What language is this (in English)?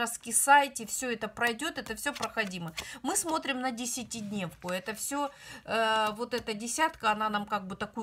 Russian